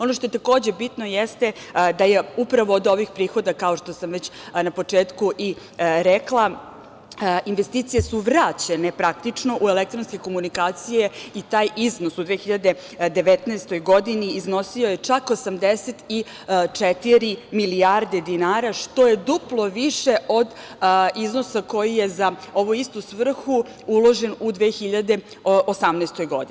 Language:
Serbian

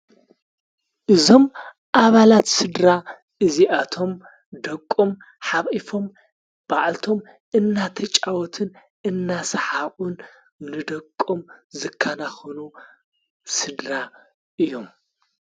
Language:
Tigrinya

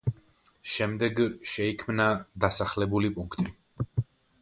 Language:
Georgian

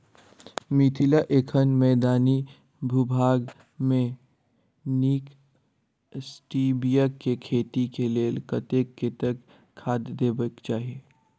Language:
Maithili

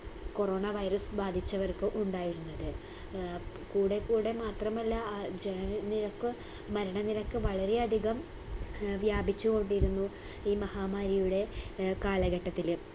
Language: Malayalam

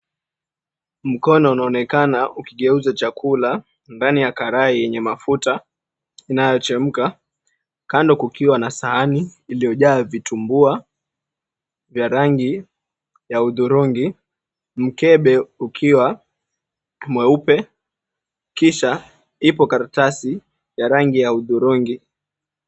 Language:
Swahili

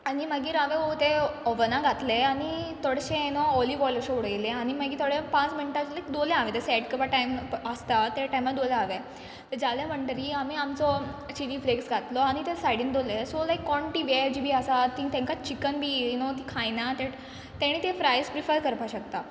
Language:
Konkani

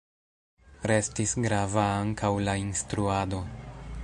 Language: Esperanto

